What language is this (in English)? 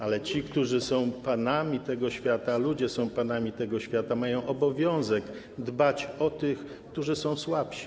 Polish